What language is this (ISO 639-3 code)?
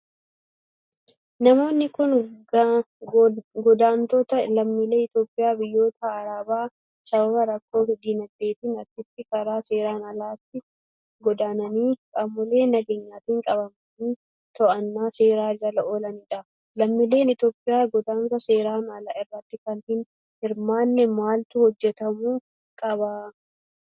orm